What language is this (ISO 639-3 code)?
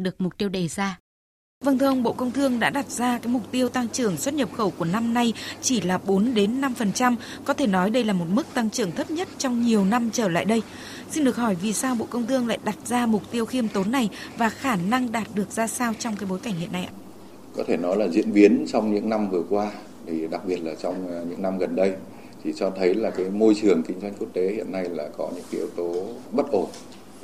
vie